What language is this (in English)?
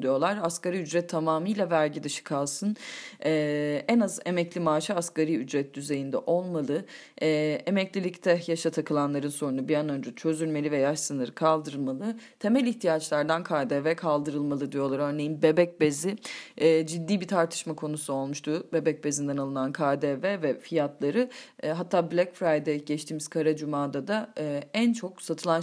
Turkish